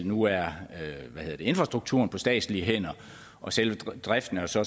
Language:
Danish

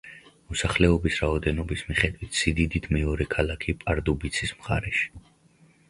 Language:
Georgian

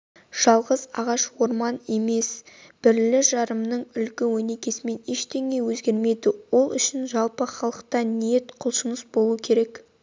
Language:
Kazakh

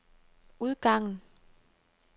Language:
Danish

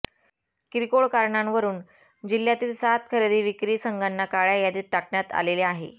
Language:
Marathi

